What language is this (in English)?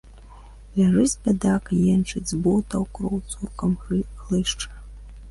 Belarusian